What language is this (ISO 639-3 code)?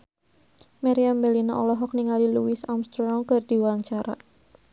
sun